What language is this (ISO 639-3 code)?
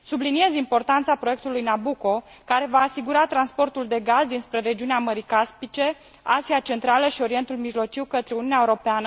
ron